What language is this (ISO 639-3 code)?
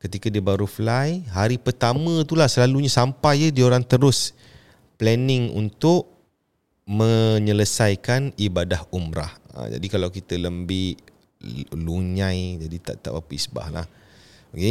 msa